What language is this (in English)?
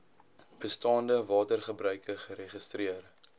Afrikaans